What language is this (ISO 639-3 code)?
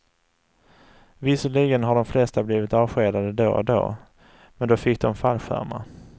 swe